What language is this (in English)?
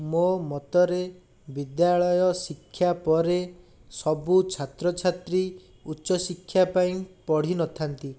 Odia